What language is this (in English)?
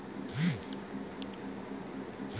Bangla